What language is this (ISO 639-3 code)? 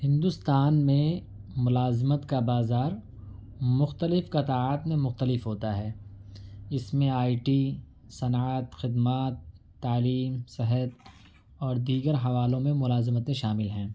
urd